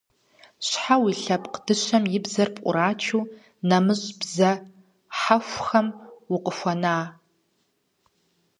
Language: Kabardian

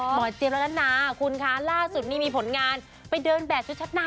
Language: Thai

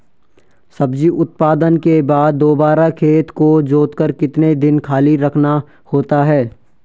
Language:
Hindi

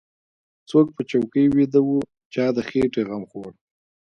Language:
Pashto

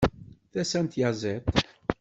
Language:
Kabyle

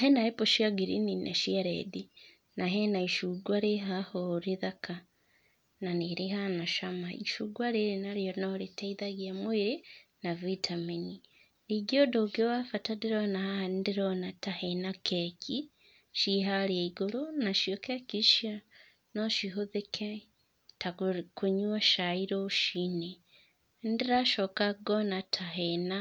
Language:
Kikuyu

